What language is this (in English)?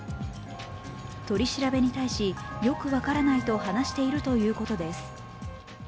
Japanese